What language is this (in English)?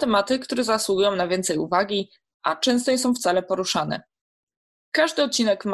Polish